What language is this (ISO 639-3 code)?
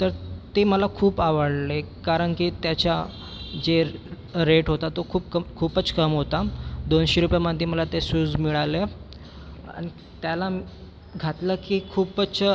mar